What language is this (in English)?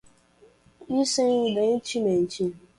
Portuguese